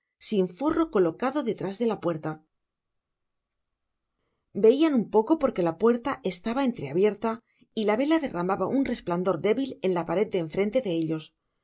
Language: Spanish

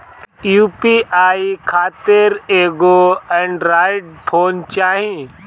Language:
Bhojpuri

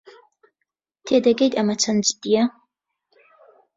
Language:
Central Kurdish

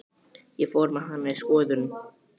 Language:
Icelandic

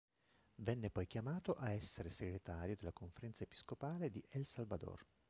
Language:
Italian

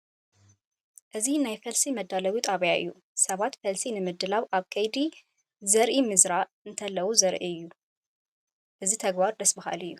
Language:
Tigrinya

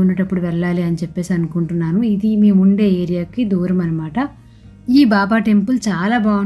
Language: Telugu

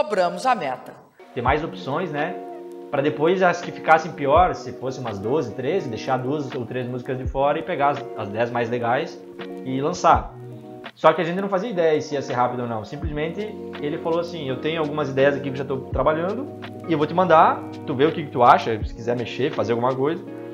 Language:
Portuguese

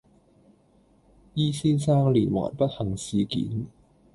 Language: Cantonese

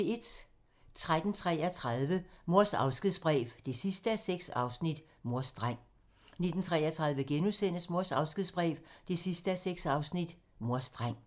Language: Danish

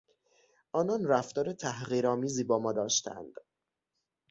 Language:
Persian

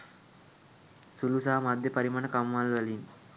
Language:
Sinhala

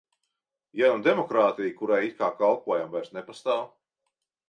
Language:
Latvian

